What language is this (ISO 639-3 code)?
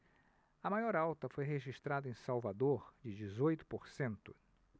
por